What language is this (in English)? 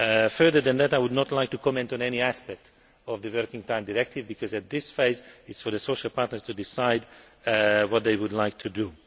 English